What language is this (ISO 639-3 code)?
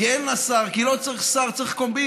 heb